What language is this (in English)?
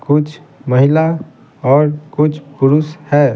Hindi